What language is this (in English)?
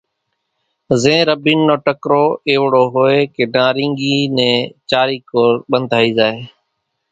Kachi Koli